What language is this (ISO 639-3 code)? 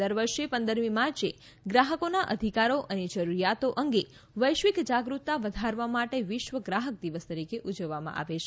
guj